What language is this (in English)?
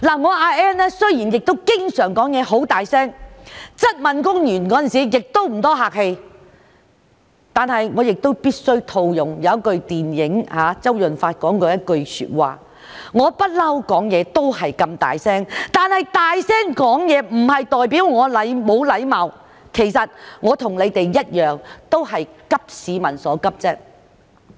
Cantonese